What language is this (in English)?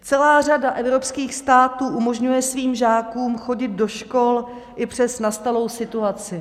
Czech